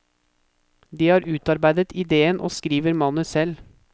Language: Norwegian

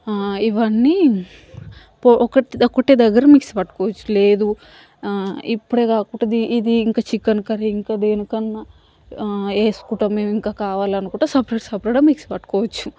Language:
Telugu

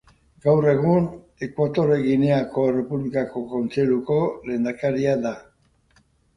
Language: Basque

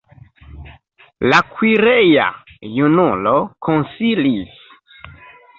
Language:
Esperanto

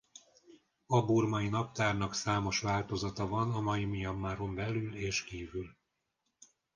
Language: Hungarian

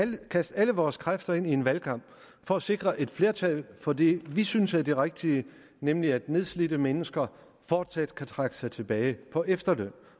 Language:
Danish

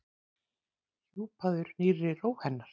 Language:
Icelandic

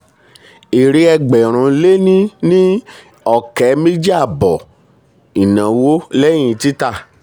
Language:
Yoruba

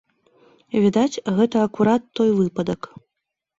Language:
Belarusian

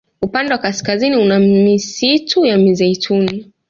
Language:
Swahili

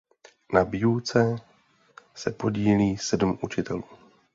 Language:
Czech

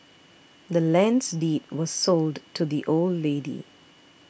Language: English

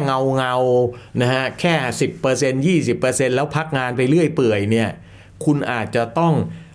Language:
Thai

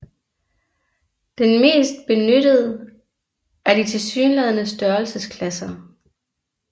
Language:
Danish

